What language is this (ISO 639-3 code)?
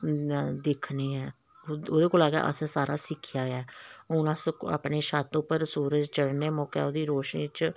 doi